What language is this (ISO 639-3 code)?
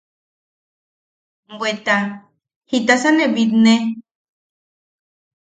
yaq